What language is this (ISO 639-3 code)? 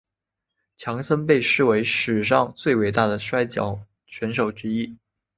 zho